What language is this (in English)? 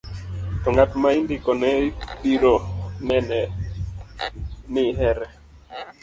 Luo (Kenya and Tanzania)